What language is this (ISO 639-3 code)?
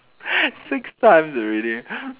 eng